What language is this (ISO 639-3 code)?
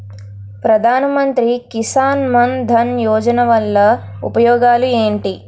tel